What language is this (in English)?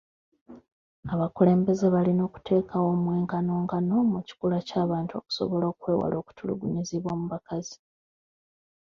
Ganda